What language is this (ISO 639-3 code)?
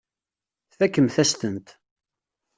kab